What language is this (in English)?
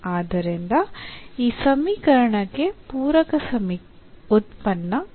Kannada